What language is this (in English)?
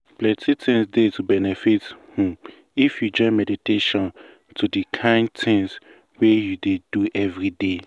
Nigerian Pidgin